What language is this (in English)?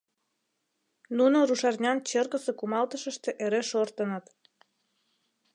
Mari